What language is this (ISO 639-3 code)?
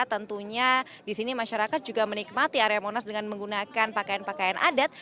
ind